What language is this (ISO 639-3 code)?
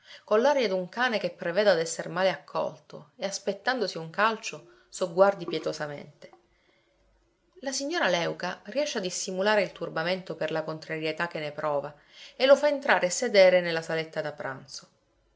ita